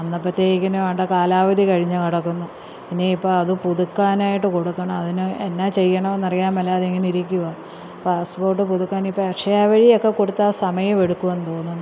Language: Malayalam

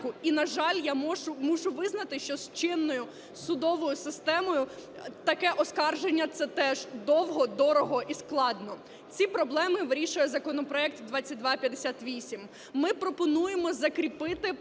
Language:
Ukrainian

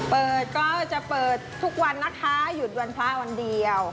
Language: Thai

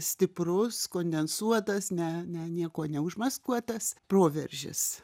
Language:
Lithuanian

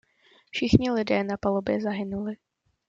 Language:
Czech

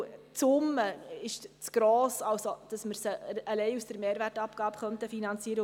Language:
Swiss German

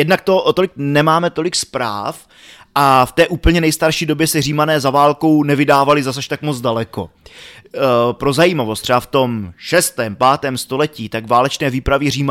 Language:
Czech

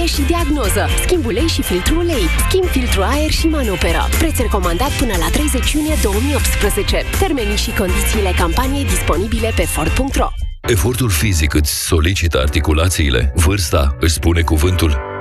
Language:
Romanian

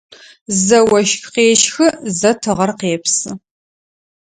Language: Adyghe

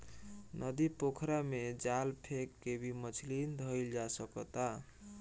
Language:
Bhojpuri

